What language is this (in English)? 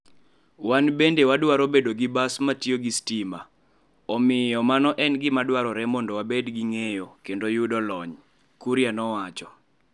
Luo (Kenya and Tanzania)